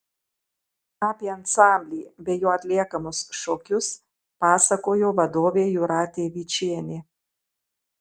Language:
Lithuanian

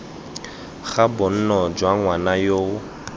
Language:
Tswana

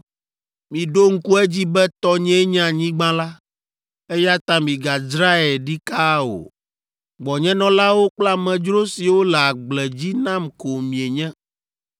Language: Ewe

